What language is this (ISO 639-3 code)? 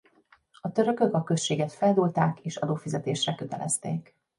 hun